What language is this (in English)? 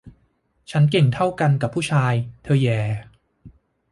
Thai